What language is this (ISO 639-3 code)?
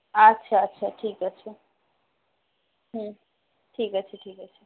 ben